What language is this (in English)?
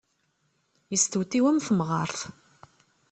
Kabyle